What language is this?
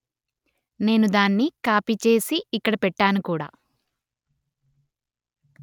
Telugu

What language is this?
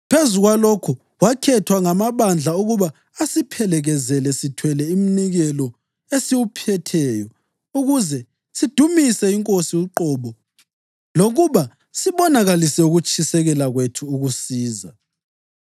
North Ndebele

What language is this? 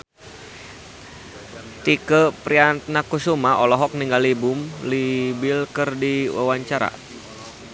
Sundanese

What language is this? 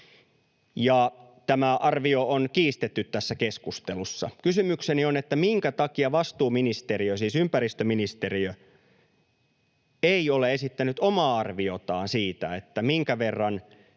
Finnish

